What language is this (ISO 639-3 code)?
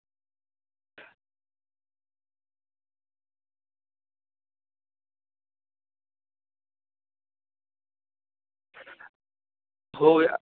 sat